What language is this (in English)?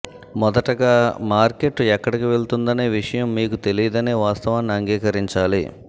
Telugu